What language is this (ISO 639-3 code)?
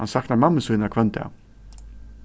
fao